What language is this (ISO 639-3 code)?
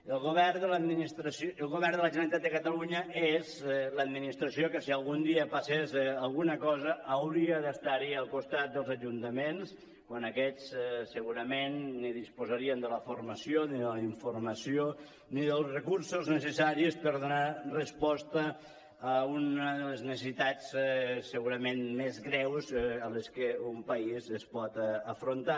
cat